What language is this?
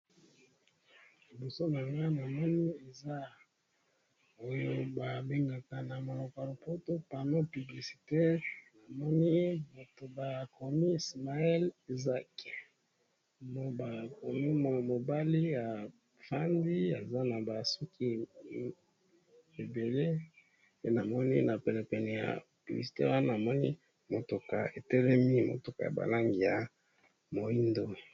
Lingala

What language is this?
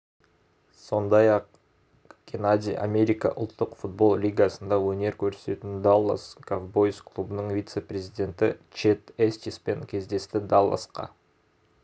Kazakh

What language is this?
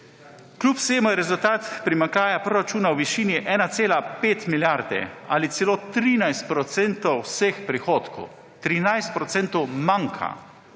Slovenian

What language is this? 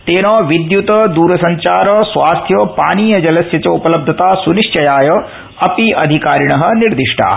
Sanskrit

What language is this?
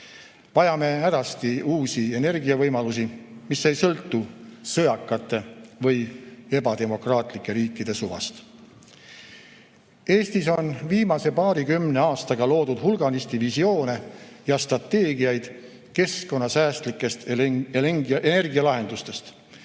Estonian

